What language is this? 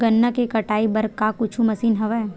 Chhattisgarhi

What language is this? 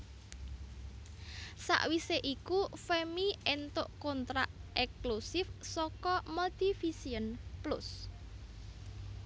Javanese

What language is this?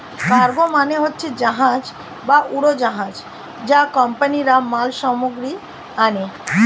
Bangla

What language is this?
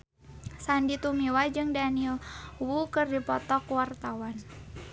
Sundanese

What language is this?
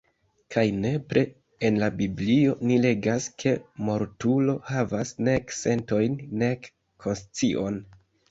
Esperanto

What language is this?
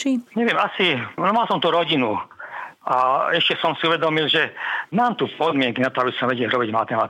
Slovak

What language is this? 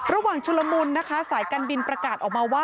Thai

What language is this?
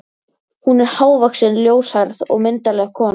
Icelandic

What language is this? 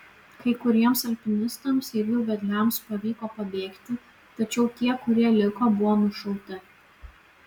Lithuanian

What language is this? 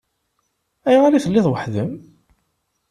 Kabyle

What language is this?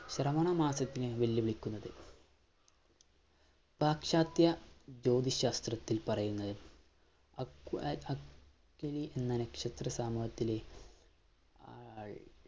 Malayalam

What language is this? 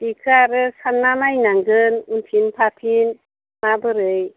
Bodo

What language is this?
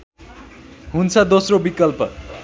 Nepali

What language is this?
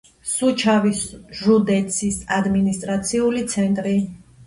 Georgian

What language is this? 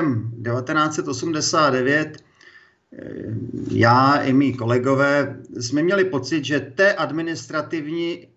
Czech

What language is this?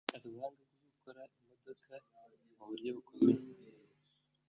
Kinyarwanda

